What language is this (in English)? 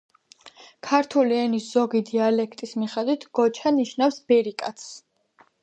Georgian